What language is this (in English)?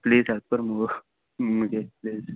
Konkani